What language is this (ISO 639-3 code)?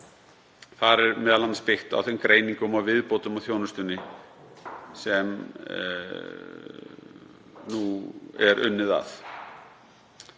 isl